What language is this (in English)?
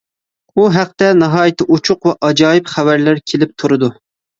Uyghur